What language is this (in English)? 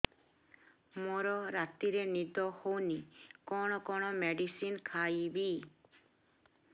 Odia